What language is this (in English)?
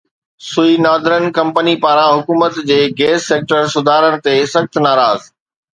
Sindhi